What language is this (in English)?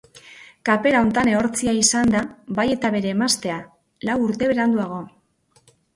Basque